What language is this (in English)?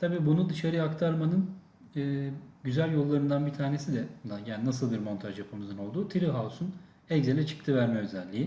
Turkish